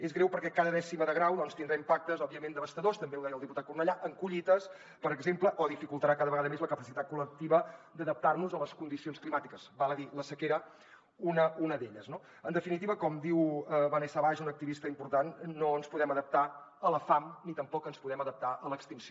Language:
Catalan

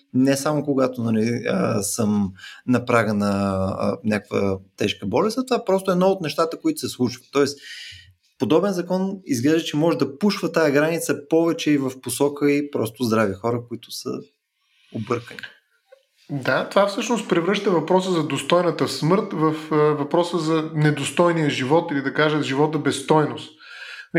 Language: Bulgarian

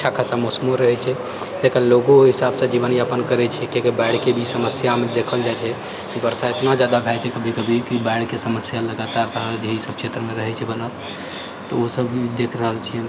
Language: Maithili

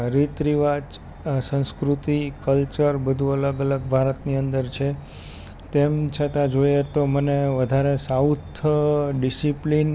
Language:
Gujarati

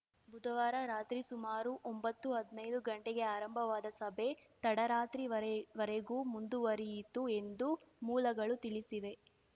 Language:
Kannada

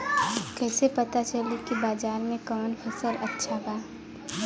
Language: Bhojpuri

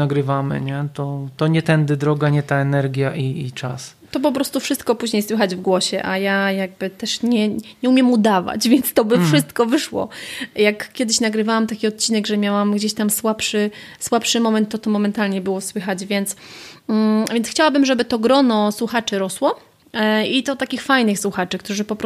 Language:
Polish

